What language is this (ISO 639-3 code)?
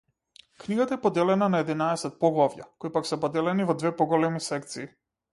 mkd